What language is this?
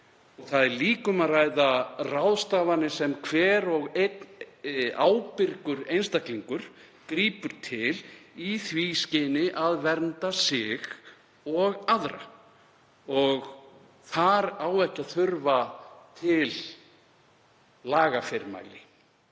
Icelandic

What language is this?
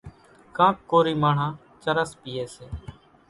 Kachi Koli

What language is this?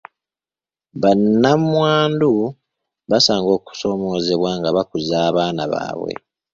Ganda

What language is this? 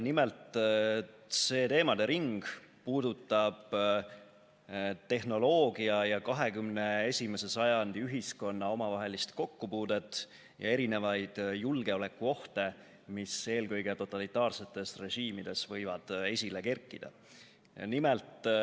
Estonian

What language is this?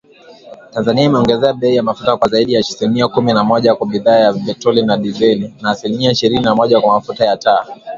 Swahili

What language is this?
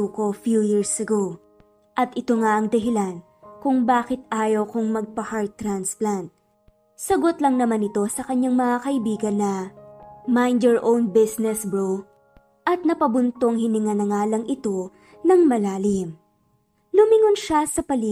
Filipino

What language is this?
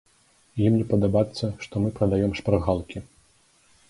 Belarusian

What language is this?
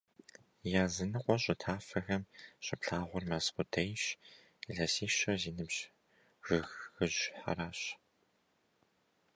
Kabardian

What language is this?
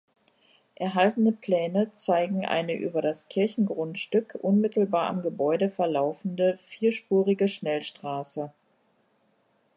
German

